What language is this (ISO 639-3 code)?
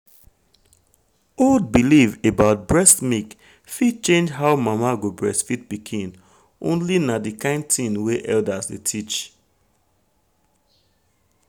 pcm